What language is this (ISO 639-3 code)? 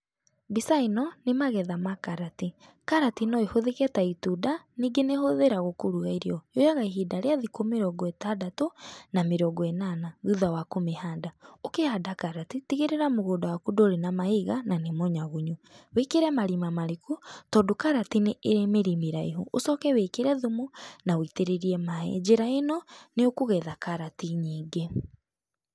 kik